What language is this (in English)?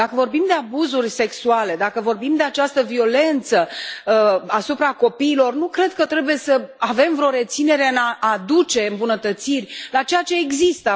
Romanian